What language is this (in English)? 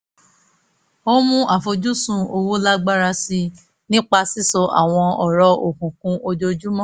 Yoruba